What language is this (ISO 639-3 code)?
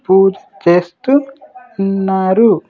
tel